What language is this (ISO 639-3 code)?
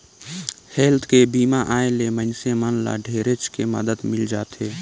hne